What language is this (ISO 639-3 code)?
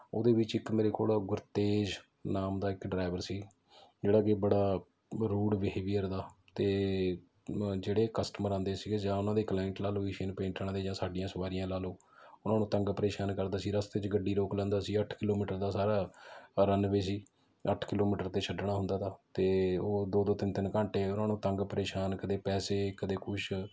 pan